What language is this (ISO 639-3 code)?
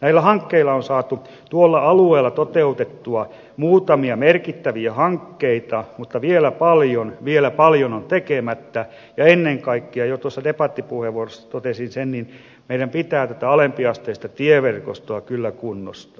fin